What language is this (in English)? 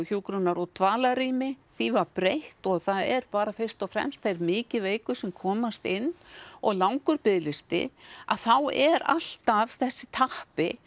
Icelandic